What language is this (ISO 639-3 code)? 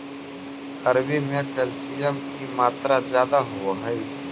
mag